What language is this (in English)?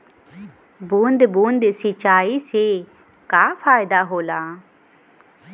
Bhojpuri